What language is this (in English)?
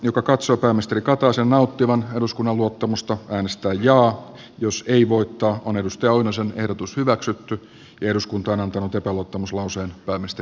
Finnish